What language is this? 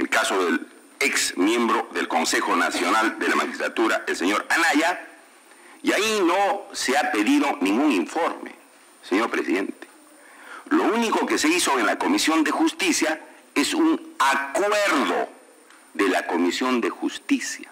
Spanish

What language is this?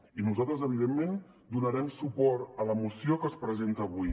Catalan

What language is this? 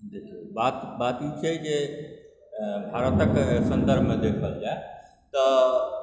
Maithili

